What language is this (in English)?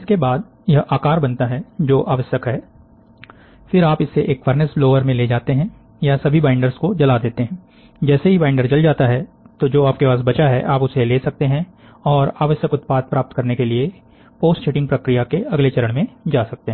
Hindi